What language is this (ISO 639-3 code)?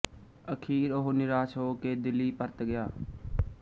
pan